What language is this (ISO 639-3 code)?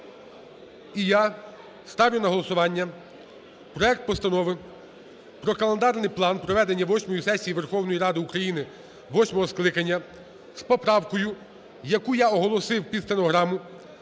ukr